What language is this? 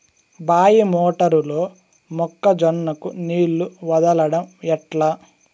Telugu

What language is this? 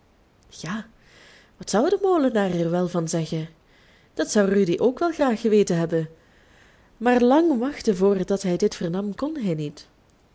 Dutch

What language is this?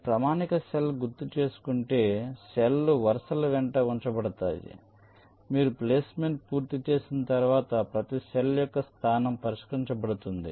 Telugu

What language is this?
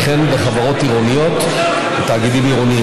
Hebrew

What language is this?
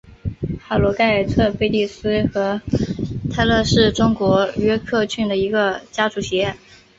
Chinese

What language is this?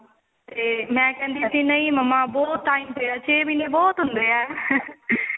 Punjabi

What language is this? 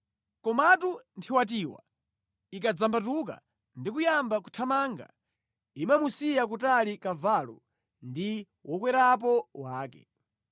Nyanja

